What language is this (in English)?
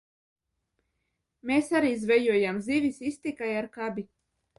Latvian